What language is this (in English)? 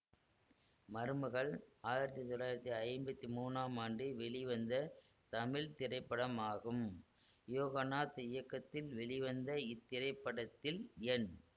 Tamil